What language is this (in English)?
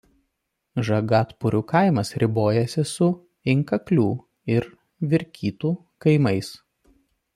Lithuanian